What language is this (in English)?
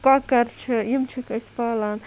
Kashmiri